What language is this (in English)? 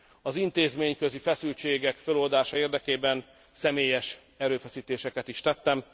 Hungarian